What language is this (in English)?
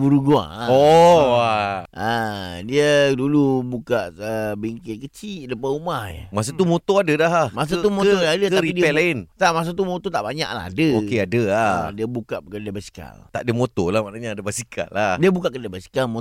Malay